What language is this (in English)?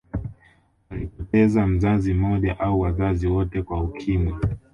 Swahili